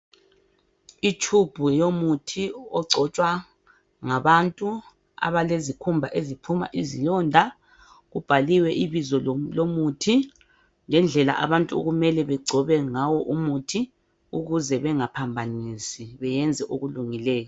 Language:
North Ndebele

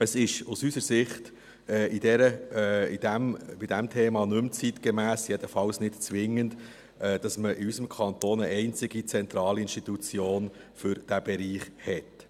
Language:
Swiss German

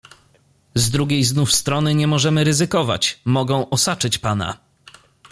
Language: Polish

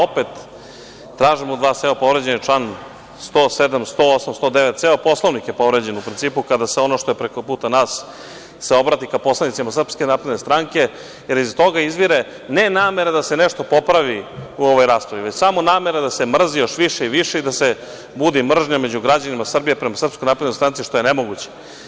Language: Serbian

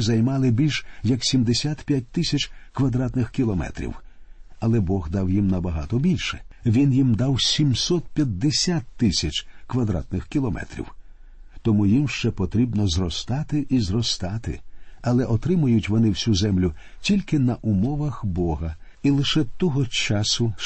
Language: Ukrainian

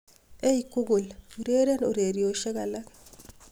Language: Kalenjin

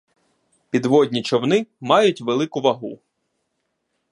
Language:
Ukrainian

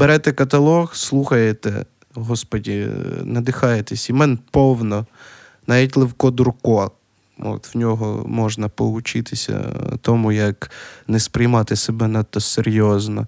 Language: Ukrainian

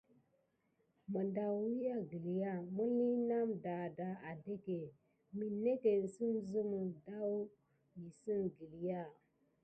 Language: Gidar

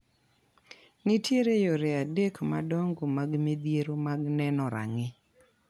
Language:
Luo (Kenya and Tanzania)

